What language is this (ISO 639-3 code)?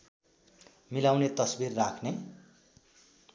nep